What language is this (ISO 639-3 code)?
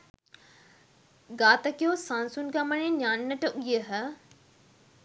sin